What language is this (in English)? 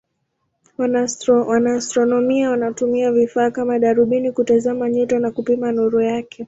Swahili